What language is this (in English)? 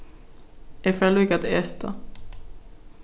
Faroese